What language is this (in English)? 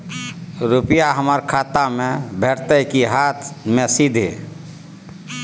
Maithili